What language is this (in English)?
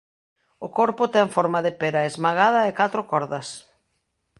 Galician